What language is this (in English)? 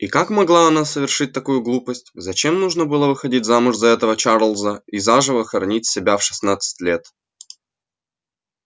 Russian